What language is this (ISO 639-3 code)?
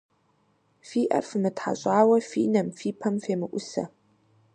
kbd